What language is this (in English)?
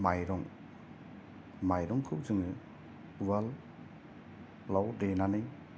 Bodo